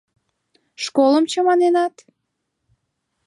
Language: Mari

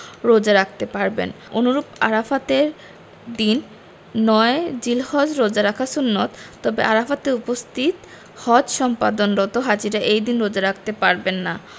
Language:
Bangla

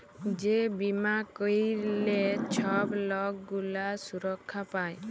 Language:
Bangla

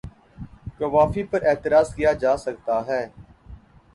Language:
Urdu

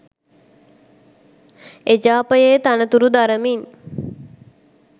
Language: Sinhala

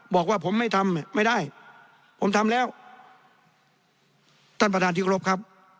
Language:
Thai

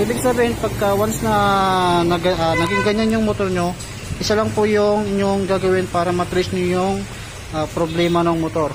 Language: Filipino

